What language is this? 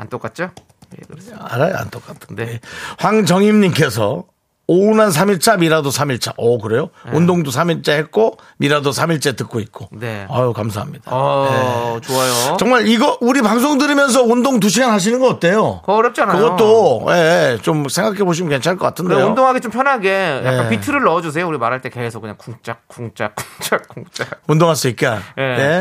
Korean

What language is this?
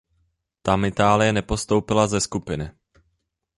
Czech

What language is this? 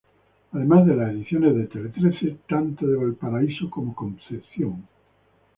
Spanish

